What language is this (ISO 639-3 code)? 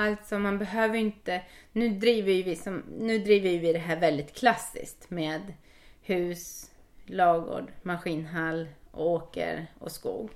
swe